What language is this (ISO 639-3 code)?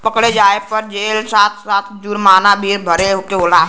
bho